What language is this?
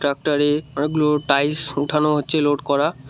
Bangla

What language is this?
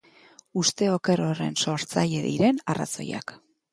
Basque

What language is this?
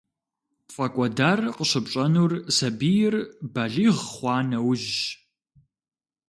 Kabardian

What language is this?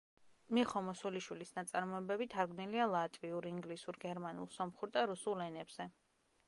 Georgian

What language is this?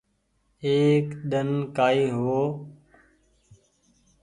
Goaria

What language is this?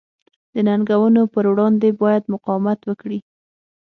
Pashto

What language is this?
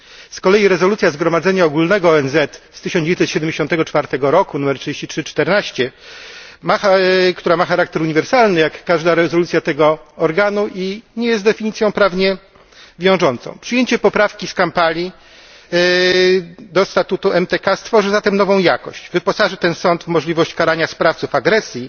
Polish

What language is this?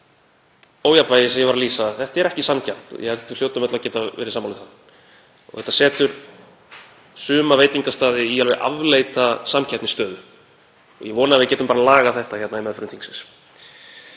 Icelandic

